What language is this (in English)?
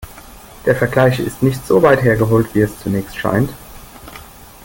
German